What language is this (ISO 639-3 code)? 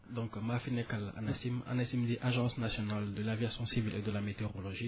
wol